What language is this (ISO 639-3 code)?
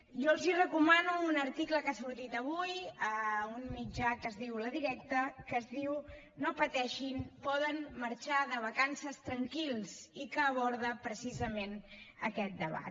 cat